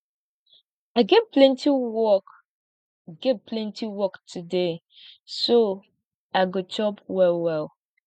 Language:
Nigerian Pidgin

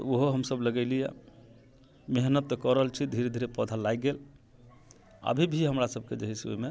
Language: Maithili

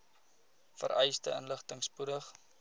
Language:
Afrikaans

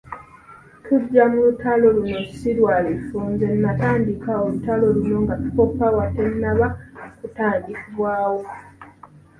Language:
Ganda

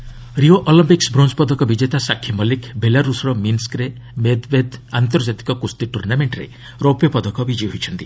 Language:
Odia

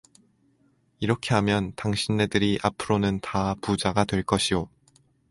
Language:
Korean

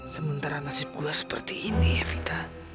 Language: Indonesian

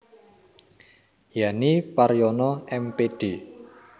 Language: Javanese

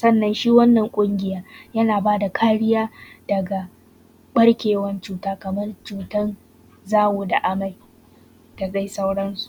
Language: Hausa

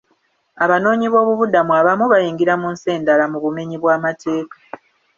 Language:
Ganda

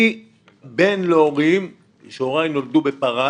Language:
Hebrew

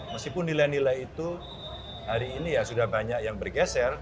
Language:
Indonesian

